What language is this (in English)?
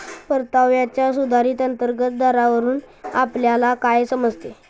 Marathi